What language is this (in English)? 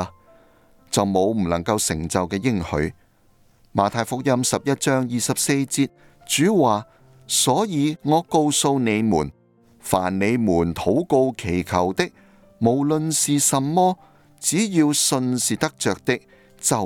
Chinese